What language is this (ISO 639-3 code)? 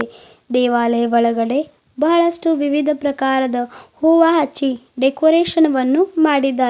kan